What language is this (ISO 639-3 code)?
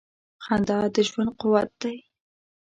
pus